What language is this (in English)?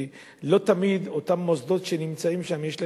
Hebrew